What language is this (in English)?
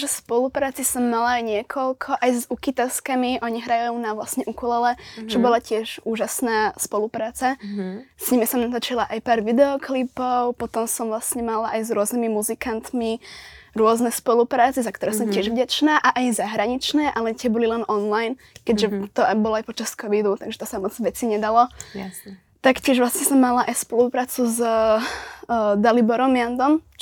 Slovak